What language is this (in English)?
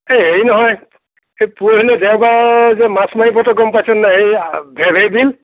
Assamese